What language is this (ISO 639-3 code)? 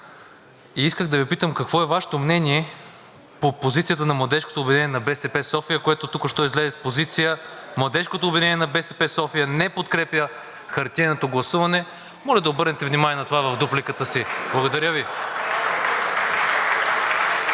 bul